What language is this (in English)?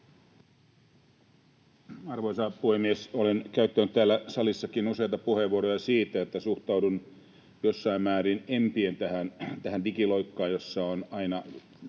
Finnish